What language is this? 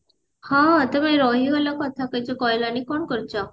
Odia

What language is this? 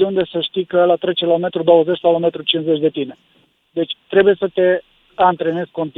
Romanian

